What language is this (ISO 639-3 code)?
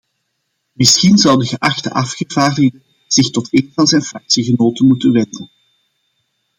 nld